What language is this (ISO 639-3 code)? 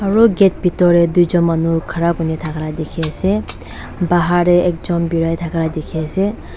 nag